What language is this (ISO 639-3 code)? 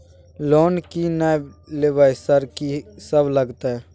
mai